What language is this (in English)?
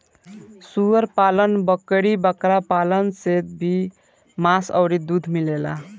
Bhojpuri